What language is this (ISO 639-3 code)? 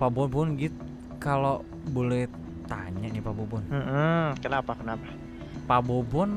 ind